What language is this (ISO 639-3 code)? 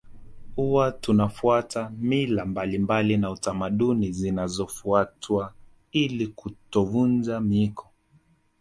swa